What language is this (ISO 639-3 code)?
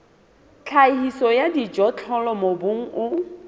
sot